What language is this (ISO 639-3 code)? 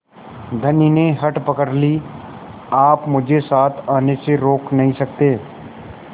hin